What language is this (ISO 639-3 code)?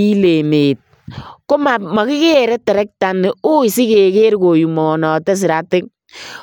kln